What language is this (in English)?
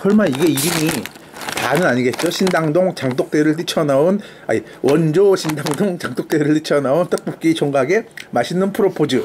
Korean